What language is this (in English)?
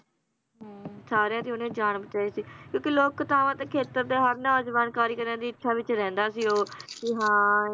Punjabi